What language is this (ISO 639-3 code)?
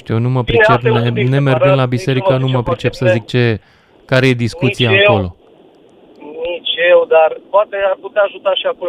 ron